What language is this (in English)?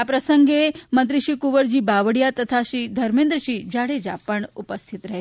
Gujarati